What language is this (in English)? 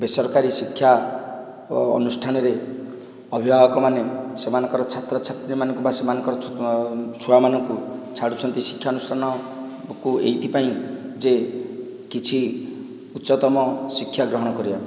Odia